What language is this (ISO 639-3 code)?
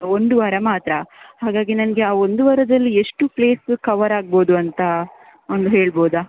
kan